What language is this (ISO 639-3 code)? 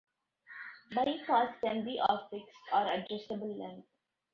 eng